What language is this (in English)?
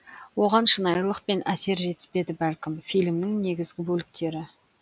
Kazakh